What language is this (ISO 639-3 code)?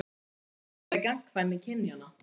isl